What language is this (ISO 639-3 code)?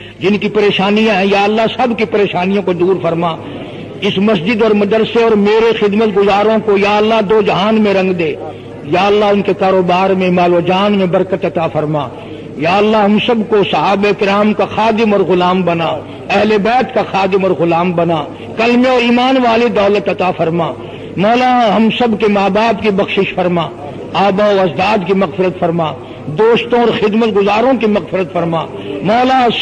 ara